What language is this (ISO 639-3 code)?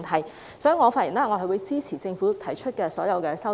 yue